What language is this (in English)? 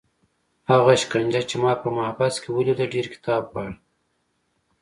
Pashto